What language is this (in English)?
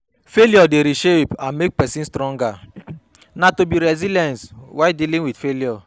Nigerian Pidgin